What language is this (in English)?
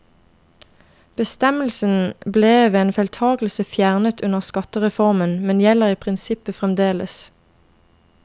Norwegian